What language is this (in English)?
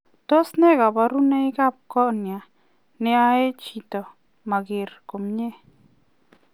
Kalenjin